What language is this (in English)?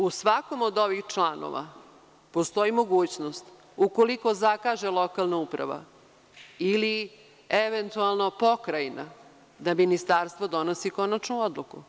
Serbian